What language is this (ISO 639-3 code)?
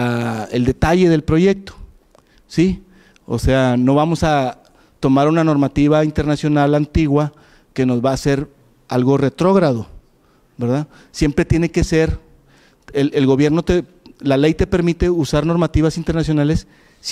spa